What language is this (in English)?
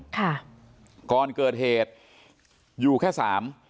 Thai